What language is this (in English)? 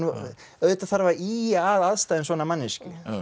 Icelandic